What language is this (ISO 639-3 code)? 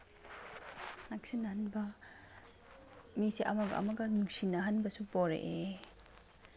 mni